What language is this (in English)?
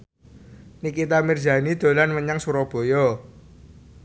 Javanese